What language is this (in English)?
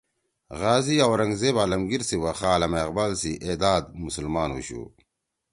Torwali